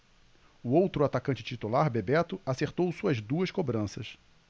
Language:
Portuguese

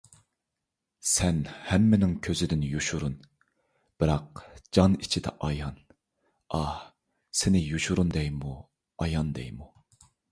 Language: Uyghur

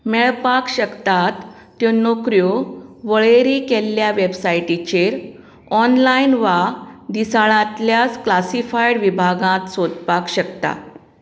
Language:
Konkani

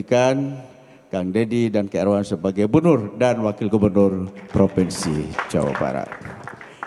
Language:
Indonesian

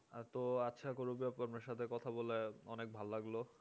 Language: Bangla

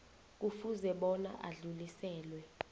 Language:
South Ndebele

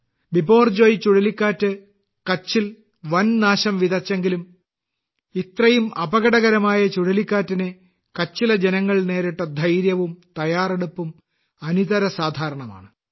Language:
Malayalam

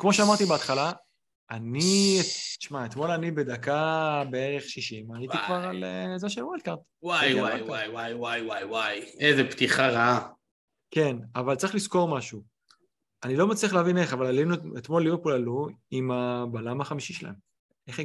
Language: Hebrew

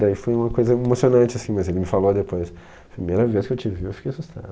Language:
Portuguese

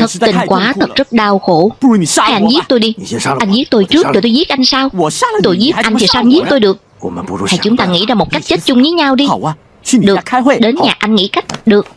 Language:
Vietnamese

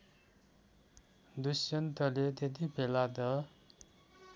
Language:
Nepali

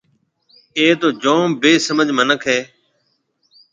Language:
Marwari (Pakistan)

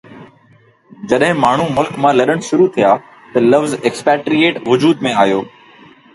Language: Sindhi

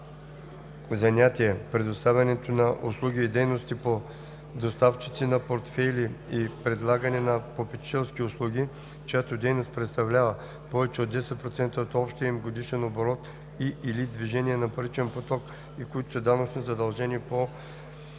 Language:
Bulgarian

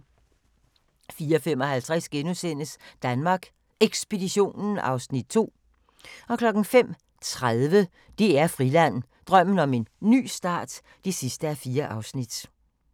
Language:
Danish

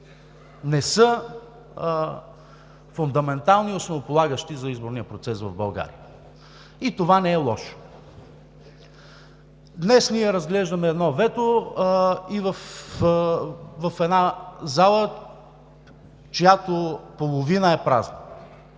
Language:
Bulgarian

